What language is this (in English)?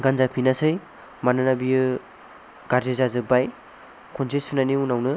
Bodo